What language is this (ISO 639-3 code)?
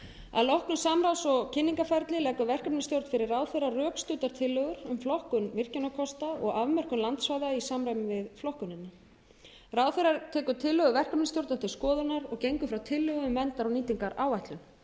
isl